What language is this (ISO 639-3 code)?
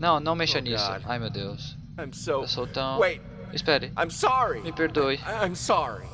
por